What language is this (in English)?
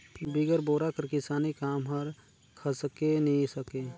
Chhattisgarhi